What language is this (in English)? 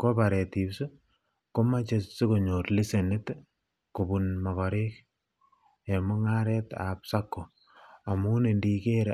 Kalenjin